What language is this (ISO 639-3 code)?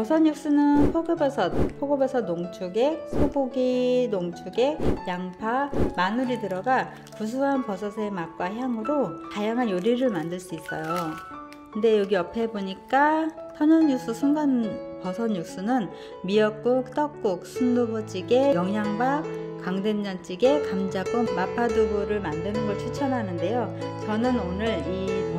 kor